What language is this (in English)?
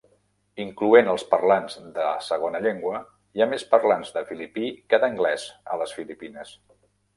Catalan